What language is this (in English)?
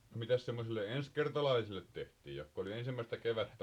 Finnish